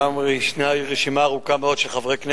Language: Hebrew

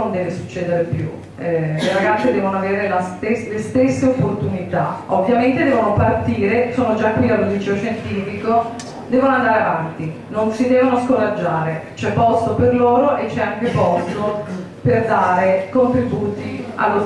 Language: Italian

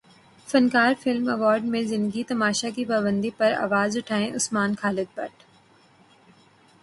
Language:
Urdu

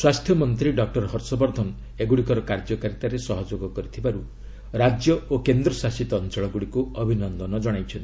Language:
Odia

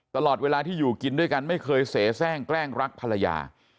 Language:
Thai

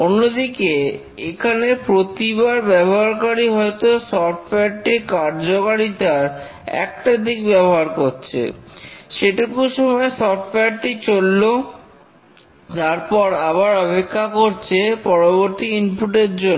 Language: Bangla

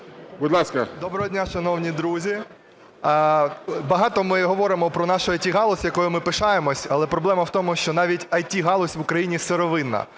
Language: Ukrainian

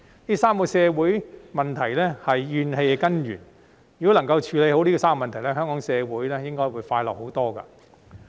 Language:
Cantonese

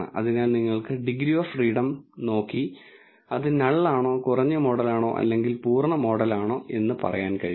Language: Malayalam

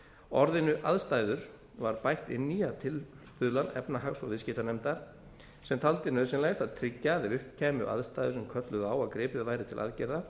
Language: Icelandic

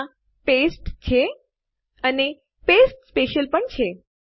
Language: Gujarati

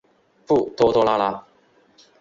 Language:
Chinese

